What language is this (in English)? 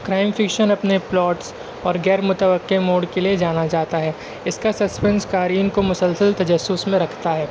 Urdu